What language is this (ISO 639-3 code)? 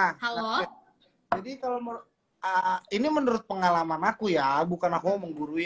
ind